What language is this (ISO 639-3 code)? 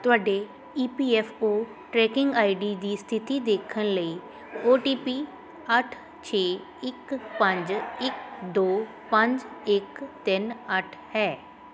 pan